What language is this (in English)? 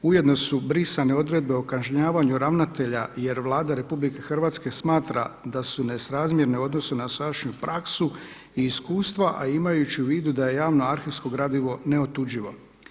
Croatian